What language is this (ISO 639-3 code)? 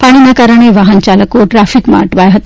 guj